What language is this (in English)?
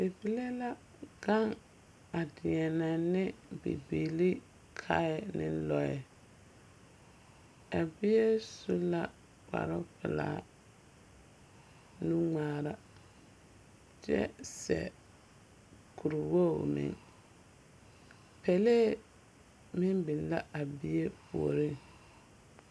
Southern Dagaare